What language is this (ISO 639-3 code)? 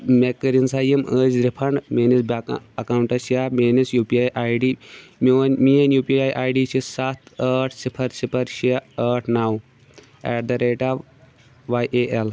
kas